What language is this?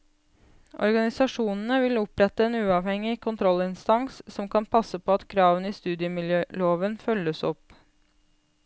Norwegian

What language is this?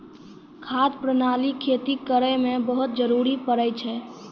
Maithili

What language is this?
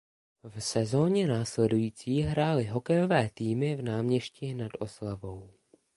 Czech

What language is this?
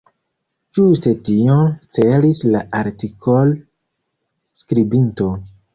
Esperanto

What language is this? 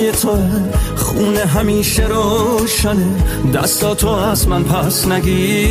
Persian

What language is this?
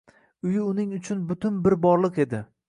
Uzbek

